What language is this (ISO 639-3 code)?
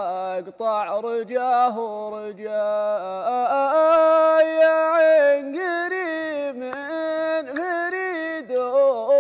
ara